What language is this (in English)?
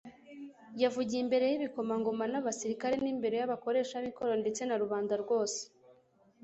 Kinyarwanda